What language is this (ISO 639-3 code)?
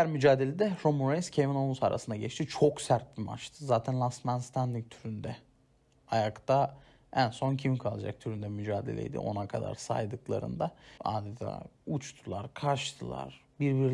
tur